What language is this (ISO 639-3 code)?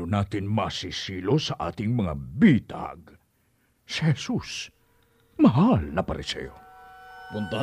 fil